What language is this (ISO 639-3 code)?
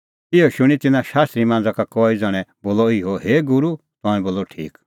kfx